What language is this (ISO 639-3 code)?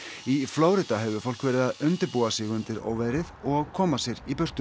isl